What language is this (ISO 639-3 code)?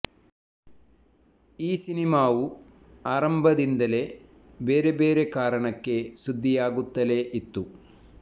kan